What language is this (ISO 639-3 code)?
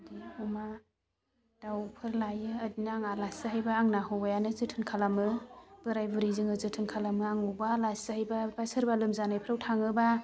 brx